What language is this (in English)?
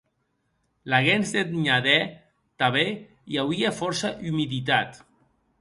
Occitan